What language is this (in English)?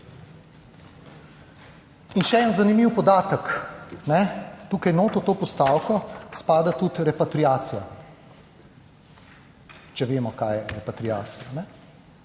Slovenian